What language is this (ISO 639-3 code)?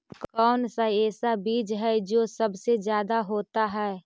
mag